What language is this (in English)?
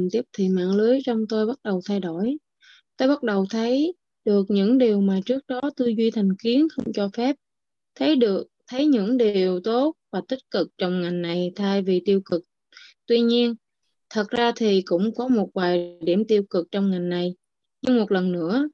Vietnamese